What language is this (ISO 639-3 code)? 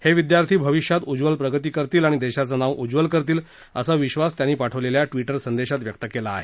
mar